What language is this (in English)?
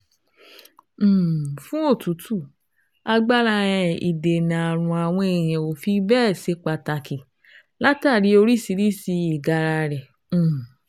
Yoruba